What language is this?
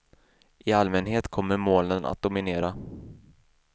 Swedish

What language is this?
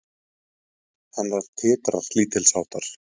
Icelandic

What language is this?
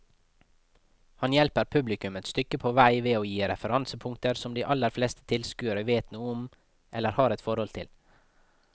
Norwegian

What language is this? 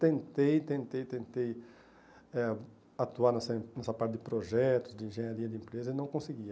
Portuguese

